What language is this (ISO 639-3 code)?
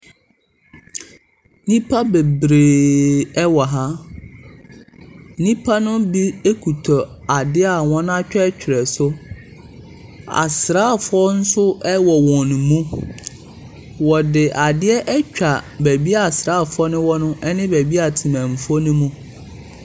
aka